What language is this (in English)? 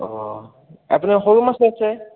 Assamese